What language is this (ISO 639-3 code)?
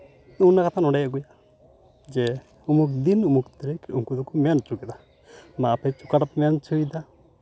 sat